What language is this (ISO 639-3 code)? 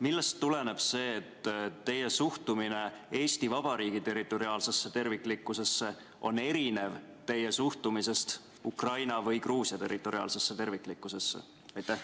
est